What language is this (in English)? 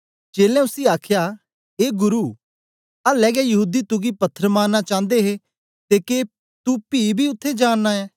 Dogri